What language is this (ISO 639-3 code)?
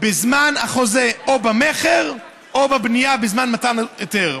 heb